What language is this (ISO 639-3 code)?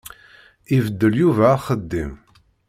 kab